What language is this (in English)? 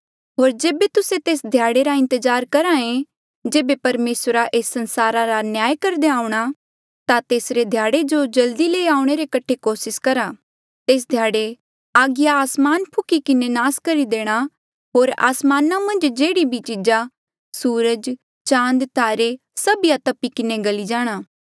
Mandeali